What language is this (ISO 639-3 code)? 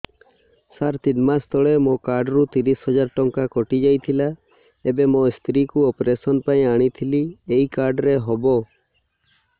ori